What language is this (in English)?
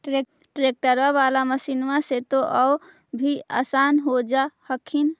Magahi